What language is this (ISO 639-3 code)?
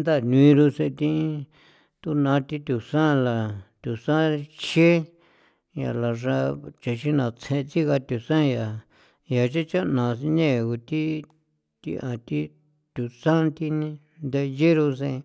pow